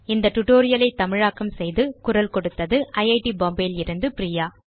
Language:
Tamil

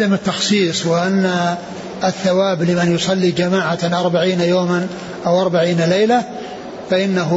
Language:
Arabic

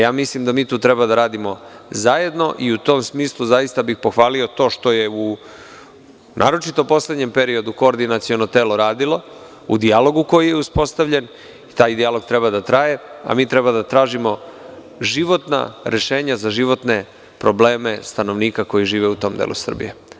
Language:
Serbian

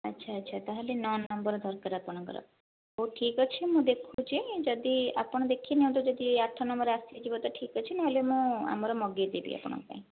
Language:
Odia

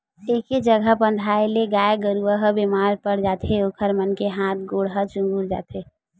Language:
Chhattisgarhi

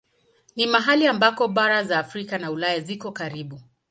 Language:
Swahili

